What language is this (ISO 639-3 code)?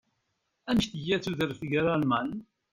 kab